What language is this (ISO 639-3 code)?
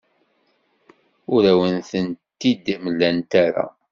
kab